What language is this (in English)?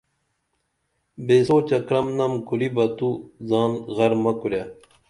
Dameli